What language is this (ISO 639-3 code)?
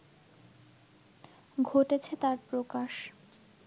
ben